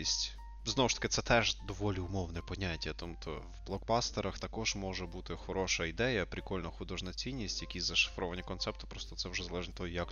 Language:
Ukrainian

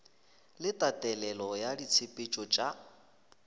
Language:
Northern Sotho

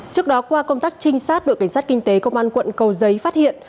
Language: Vietnamese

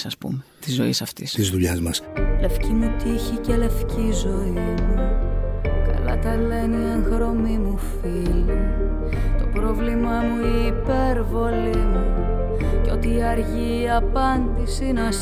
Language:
Greek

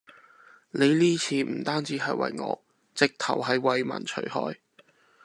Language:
Cantonese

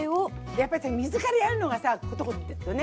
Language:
Japanese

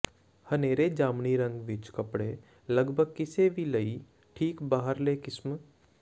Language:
Punjabi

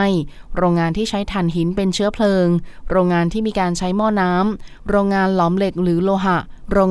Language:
Thai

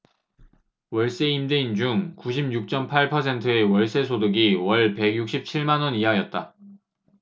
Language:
Korean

